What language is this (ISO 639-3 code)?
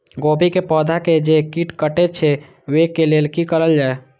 mai